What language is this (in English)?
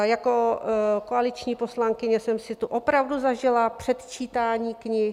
Czech